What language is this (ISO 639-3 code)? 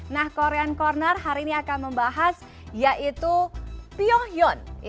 ind